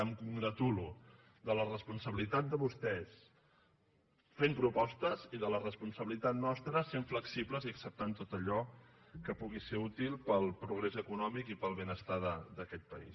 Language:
Catalan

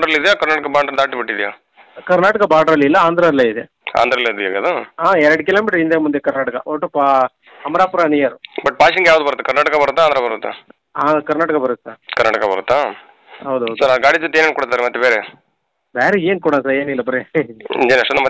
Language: Kannada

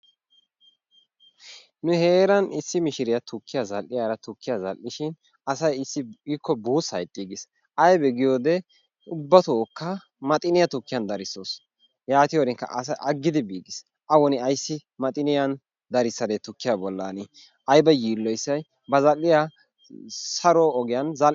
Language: Wolaytta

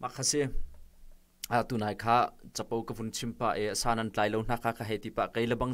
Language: Thai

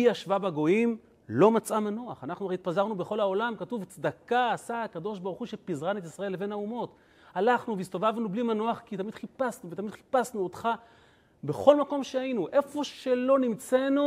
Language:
Hebrew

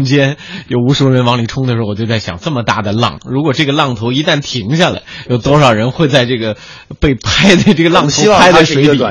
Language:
Chinese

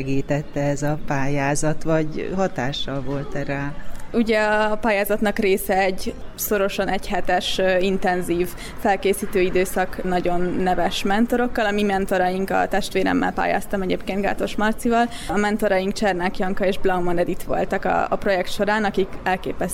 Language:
Hungarian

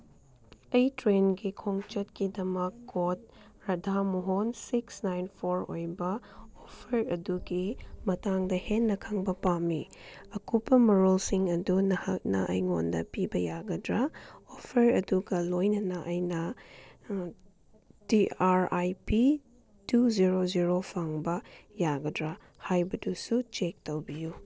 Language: Manipuri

